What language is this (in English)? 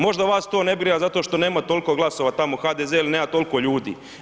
Croatian